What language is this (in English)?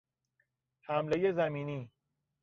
Persian